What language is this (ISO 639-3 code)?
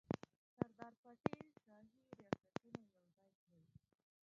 pus